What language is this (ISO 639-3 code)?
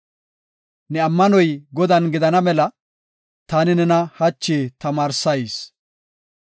gof